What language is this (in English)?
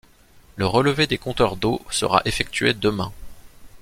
French